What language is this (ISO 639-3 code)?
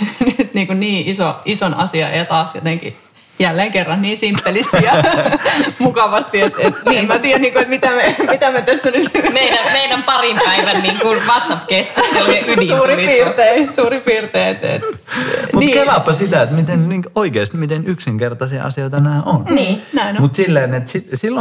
fin